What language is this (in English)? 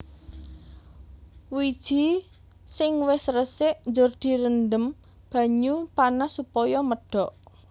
Javanese